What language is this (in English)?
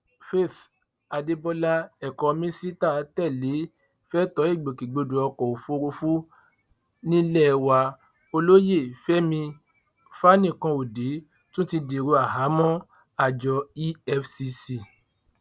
Yoruba